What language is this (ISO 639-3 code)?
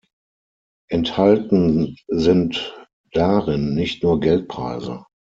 deu